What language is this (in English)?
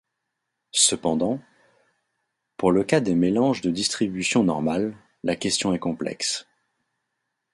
French